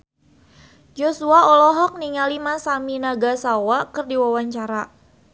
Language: Sundanese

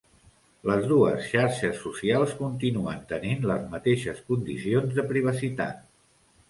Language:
Catalan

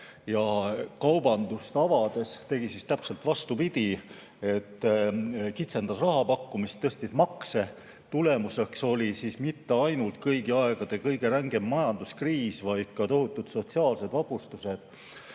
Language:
Estonian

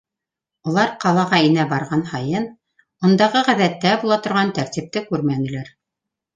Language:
Bashkir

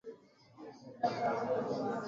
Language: Swahili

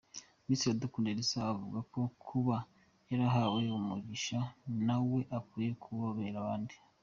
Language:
Kinyarwanda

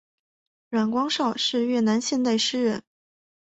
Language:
Chinese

